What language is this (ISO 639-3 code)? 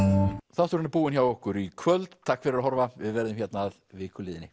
isl